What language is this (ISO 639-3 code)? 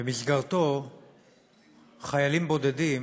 heb